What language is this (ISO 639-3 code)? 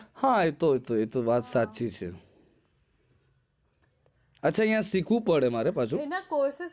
guj